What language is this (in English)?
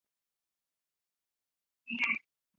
Chinese